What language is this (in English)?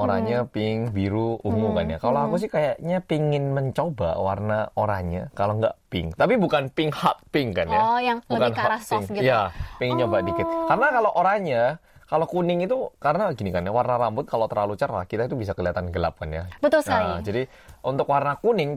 Indonesian